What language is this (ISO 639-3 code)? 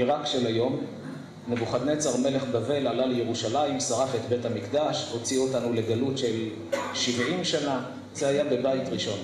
heb